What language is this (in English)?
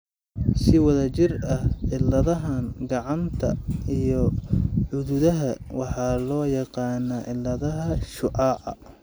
Somali